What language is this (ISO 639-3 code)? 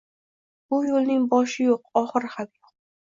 uzb